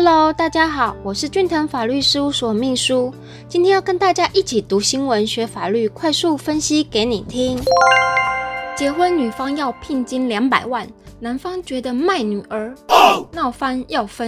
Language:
Chinese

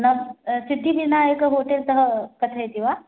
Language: Sanskrit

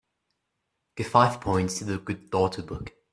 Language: English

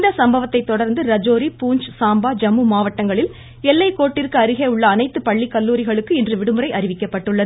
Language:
Tamil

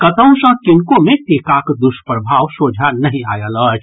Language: Maithili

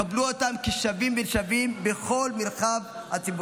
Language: Hebrew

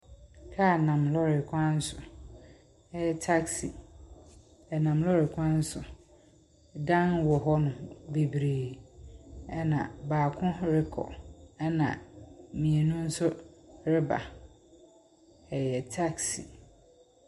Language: Akan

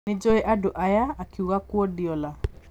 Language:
Kikuyu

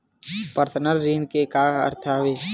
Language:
Chhattisgarhi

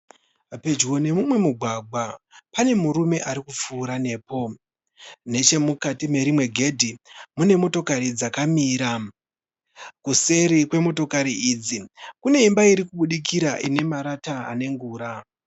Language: Shona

